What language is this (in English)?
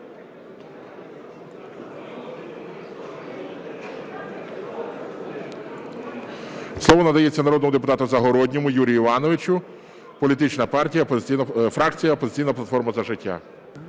Ukrainian